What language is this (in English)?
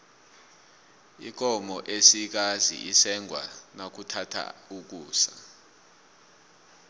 South Ndebele